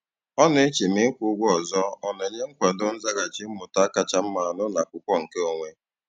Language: Igbo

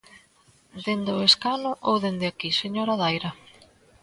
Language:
Galician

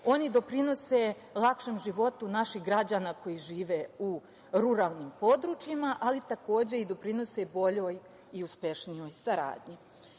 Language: Serbian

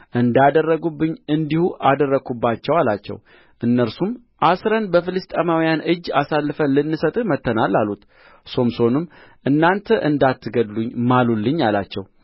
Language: Amharic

